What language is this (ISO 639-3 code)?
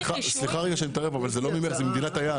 heb